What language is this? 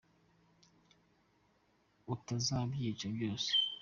Kinyarwanda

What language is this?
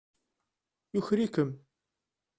Kabyle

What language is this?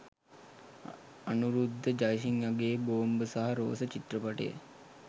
Sinhala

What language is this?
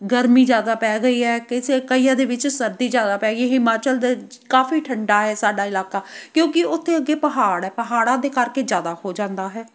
Punjabi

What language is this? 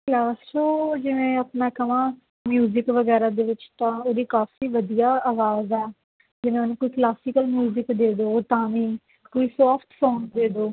Punjabi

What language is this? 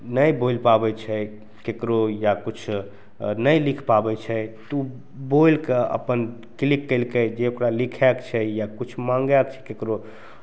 Maithili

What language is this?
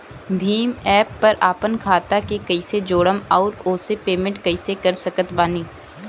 Bhojpuri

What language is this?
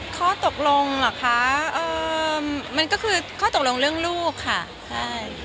Thai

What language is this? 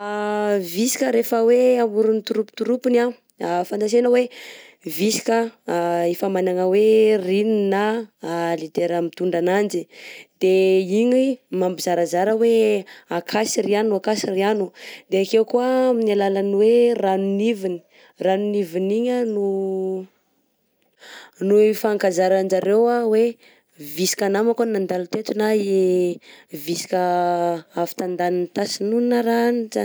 Southern Betsimisaraka Malagasy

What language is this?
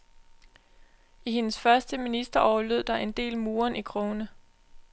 Danish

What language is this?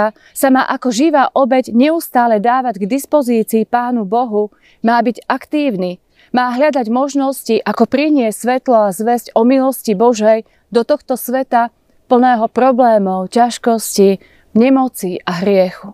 Slovak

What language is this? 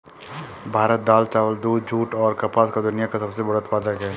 Hindi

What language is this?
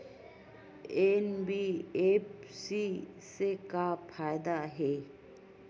Chhattisgarhi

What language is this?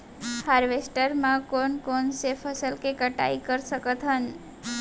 Chhattisgarhi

